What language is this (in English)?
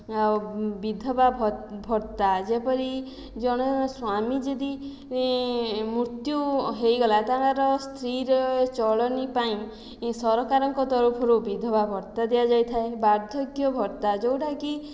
Odia